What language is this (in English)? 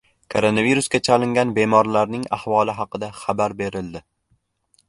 Uzbek